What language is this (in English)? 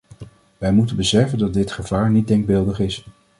Dutch